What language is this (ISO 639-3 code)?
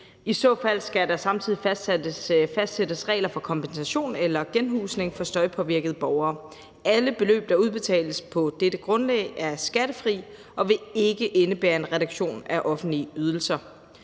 dan